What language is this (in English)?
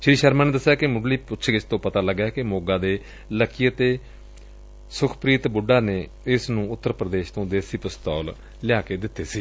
Punjabi